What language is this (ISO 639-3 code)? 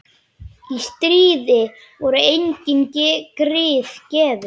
isl